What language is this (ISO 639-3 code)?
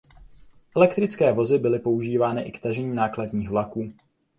ces